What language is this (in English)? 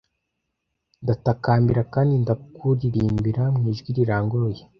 Kinyarwanda